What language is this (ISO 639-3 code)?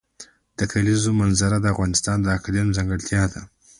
pus